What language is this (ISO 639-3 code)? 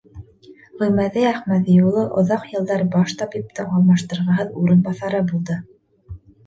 bak